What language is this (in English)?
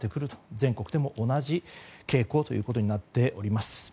Japanese